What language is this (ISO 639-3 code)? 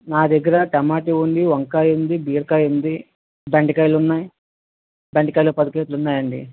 tel